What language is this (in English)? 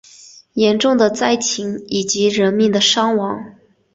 Chinese